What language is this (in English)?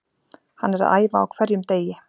Icelandic